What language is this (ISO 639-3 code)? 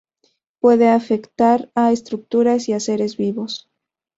spa